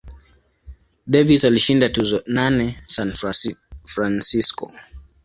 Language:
Swahili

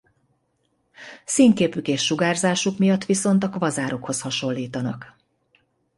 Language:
Hungarian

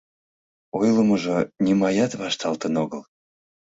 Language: Mari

